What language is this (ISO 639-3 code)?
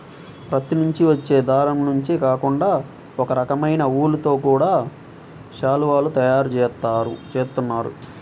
tel